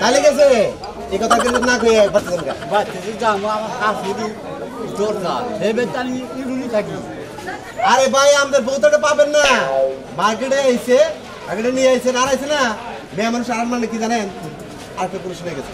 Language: Hindi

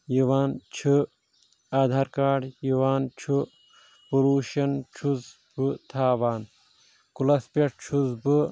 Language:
Kashmiri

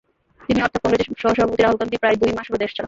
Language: Bangla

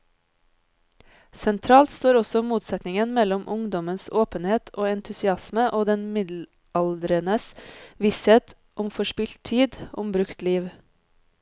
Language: Norwegian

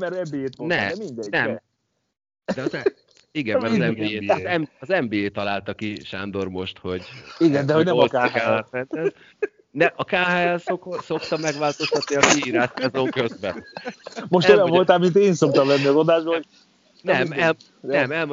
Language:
Hungarian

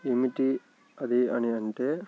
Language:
Telugu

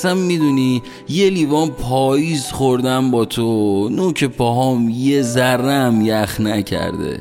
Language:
Persian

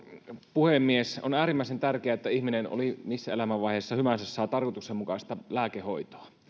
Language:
Finnish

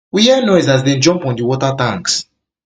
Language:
Nigerian Pidgin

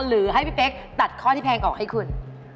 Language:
Thai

